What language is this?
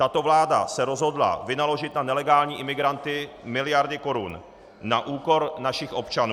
Czech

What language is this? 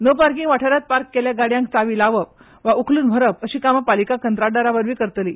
Konkani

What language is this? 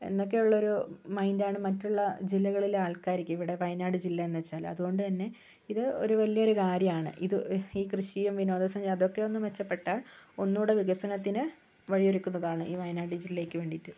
Malayalam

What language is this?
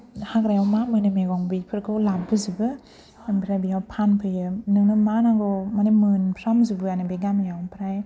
Bodo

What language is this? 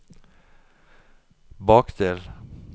Norwegian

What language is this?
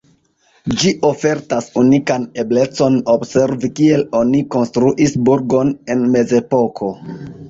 Esperanto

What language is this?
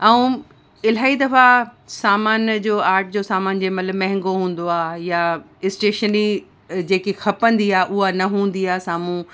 Sindhi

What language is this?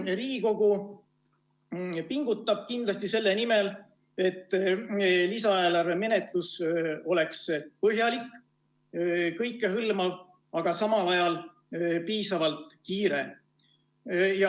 Estonian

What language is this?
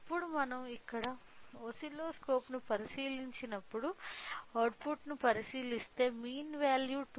Telugu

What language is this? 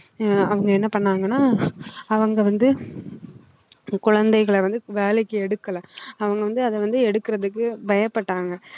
Tamil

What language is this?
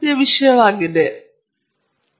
Kannada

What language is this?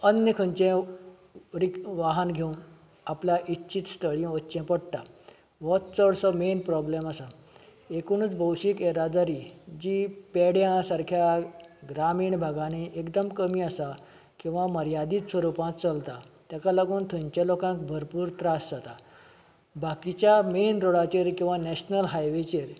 Konkani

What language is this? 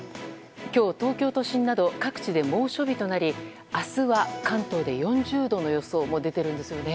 Japanese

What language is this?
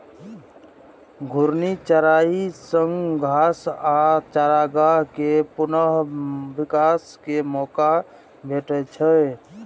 Maithili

